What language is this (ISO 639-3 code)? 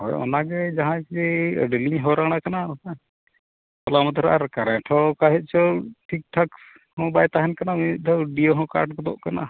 sat